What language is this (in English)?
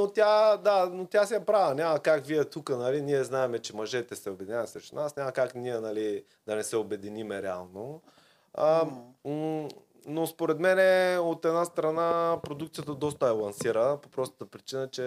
Bulgarian